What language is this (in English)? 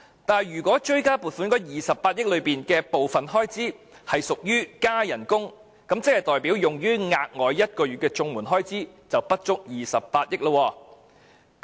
Cantonese